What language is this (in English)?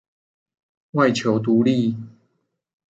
Chinese